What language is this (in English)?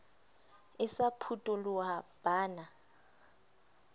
Southern Sotho